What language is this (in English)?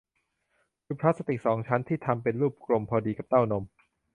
Thai